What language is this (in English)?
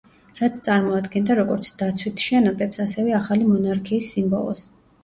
Georgian